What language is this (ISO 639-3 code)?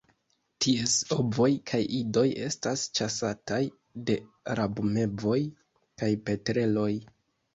epo